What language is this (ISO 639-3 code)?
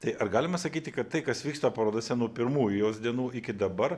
lit